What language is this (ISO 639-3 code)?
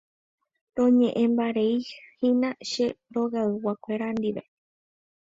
grn